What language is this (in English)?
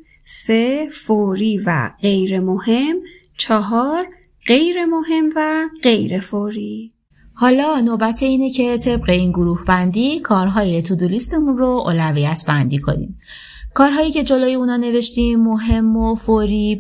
Persian